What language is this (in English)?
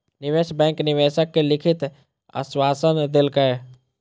Maithili